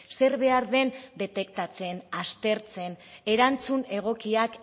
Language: Basque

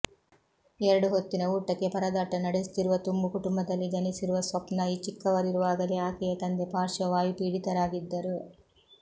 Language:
Kannada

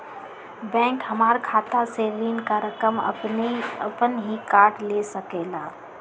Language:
Magahi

